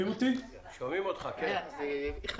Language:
Hebrew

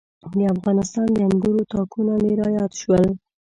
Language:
Pashto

